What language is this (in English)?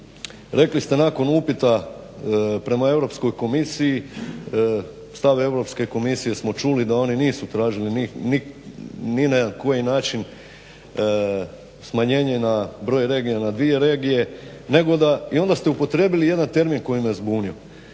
Croatian